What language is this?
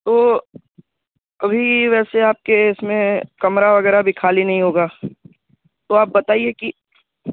Urdu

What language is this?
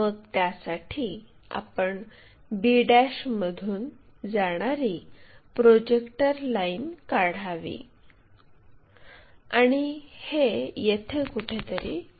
Marathi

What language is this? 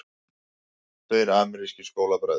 Icelandic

